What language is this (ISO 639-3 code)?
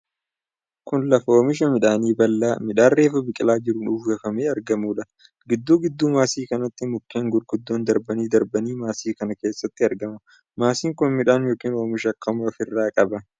orm